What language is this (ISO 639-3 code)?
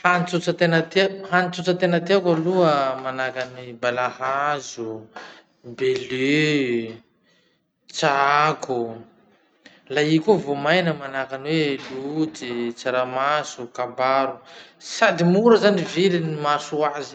msh